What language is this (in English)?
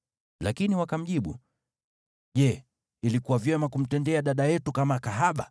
Swahili